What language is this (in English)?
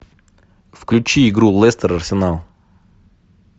Russian